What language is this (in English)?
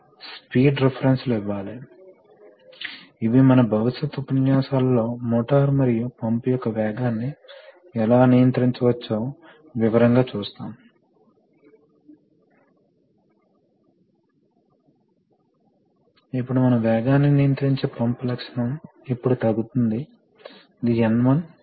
Telugu